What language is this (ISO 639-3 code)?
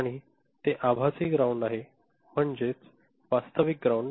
mar